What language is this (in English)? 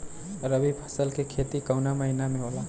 Bhojpuri